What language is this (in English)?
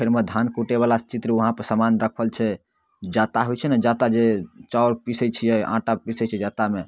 Maithili